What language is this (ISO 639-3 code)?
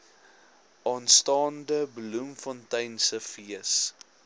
afr